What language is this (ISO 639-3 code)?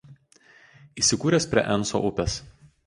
lit